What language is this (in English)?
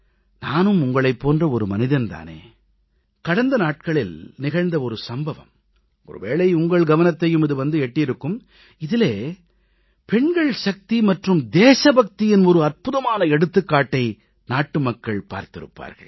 Tamil